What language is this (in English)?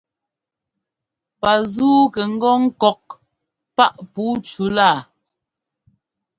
Ngomba